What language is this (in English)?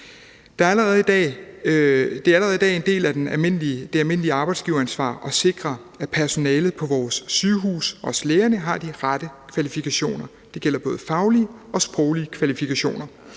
Danish